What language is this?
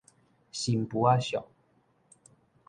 Min Nan Chinese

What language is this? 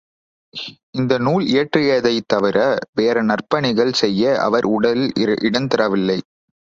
Tamil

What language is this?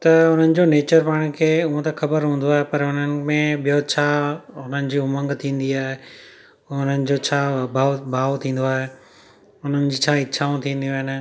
Sindhi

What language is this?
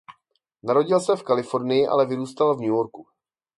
Czech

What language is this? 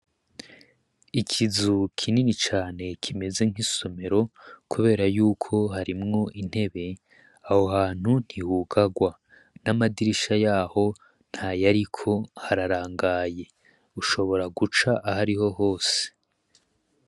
Rundi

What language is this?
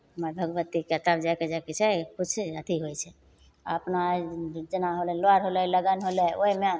Maithili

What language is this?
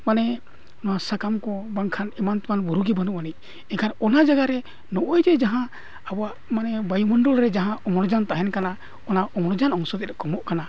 Santali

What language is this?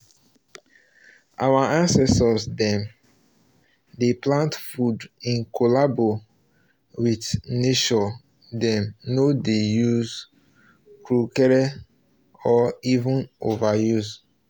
Nigerian Pidgin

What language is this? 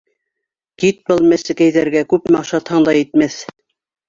Bashkir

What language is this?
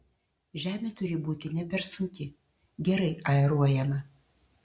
Lithuanian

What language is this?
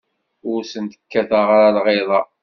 Kabyle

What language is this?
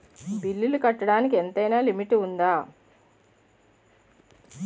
Telugu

